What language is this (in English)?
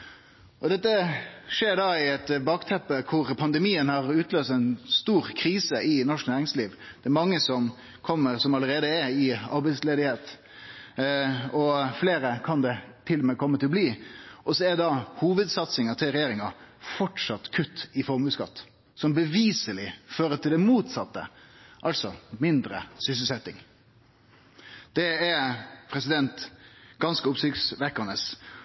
Norwegian Nynorsk